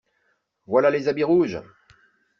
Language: French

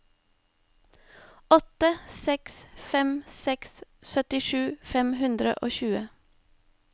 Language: Norwegian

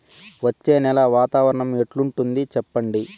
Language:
Telugu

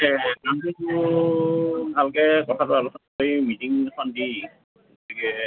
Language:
Assamese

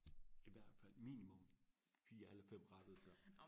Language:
Danish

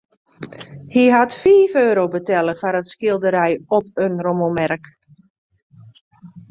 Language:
Western Frisian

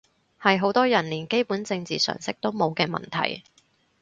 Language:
Cantonese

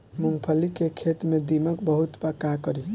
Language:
Bhojpuri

